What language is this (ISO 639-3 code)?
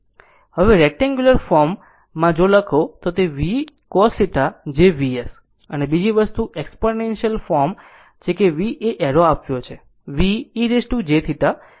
guj